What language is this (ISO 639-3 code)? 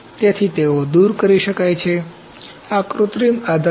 guj